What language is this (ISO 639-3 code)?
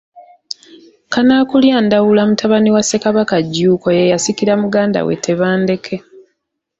lug